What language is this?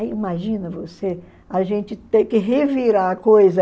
Portuguese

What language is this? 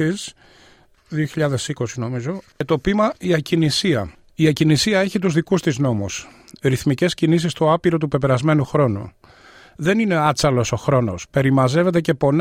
Greek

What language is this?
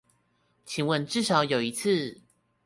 Chinese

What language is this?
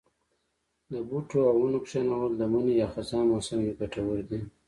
Pashto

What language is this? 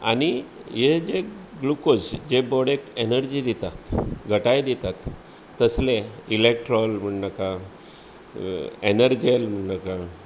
Konkani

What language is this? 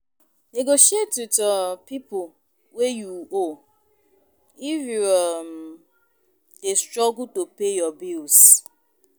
Nigerian Pidgin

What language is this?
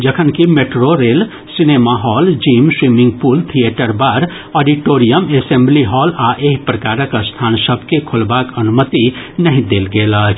Maithili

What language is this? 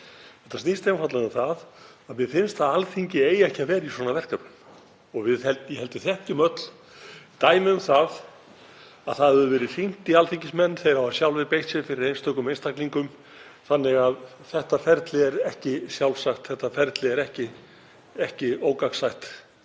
Icelandic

